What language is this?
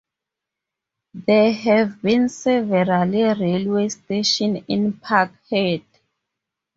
English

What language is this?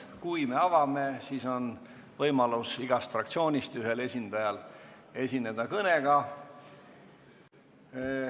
Estonian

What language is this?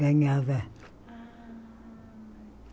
Portuguese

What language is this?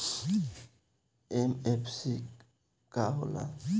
Bhojpuri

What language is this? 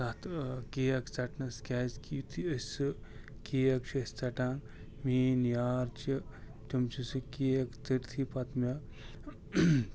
Kashmiri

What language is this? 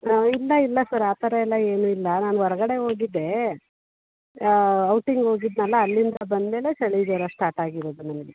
Kannada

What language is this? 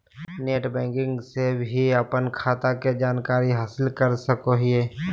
Magahi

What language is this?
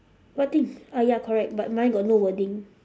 English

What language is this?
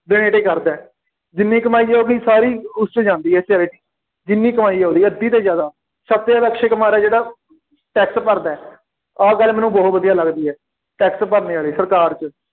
Punjabi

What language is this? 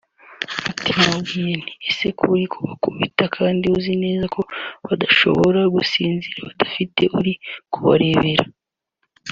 Kinyarwanda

